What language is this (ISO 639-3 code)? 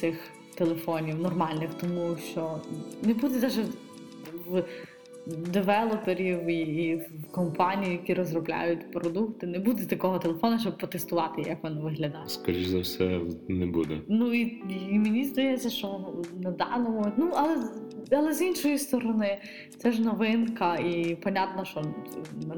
ukr